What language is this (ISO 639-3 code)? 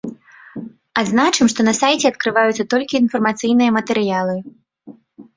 bel